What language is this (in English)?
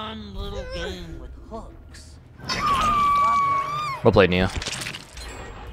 English